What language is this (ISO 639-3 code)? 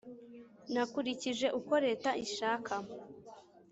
kin